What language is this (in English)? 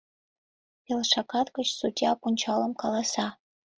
Mari